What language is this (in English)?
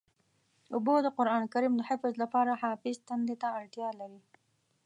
Pashto